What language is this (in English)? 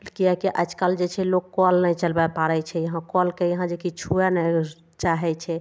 Maithili